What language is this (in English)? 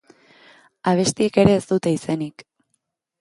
Basque